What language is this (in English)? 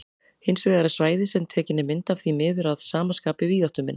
Icelandic